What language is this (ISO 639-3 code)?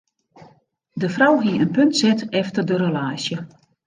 fry